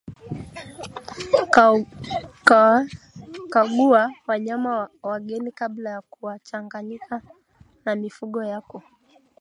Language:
Swahili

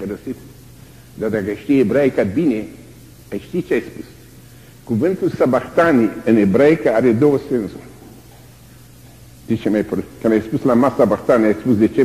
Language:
Romanian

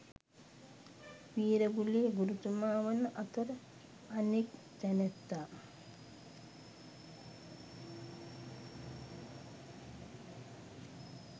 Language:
Sinhala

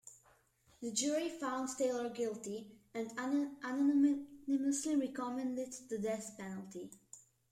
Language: English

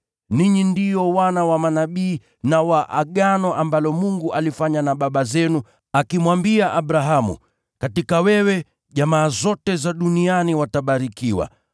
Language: Swahili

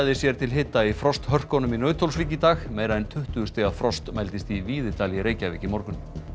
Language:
Icelandic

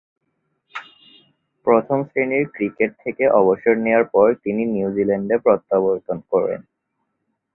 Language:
Bangla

